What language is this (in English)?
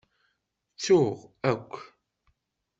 Kabyle